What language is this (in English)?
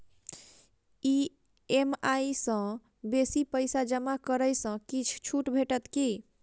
Maithili